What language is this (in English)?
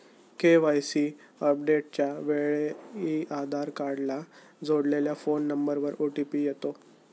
Marathi